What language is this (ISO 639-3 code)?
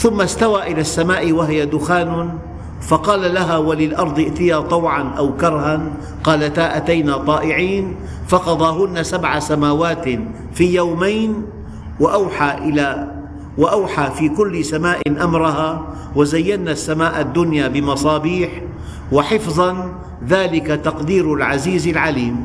ara